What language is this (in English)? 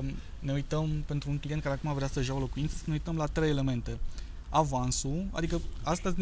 Romanian